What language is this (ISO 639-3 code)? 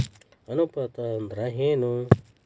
kan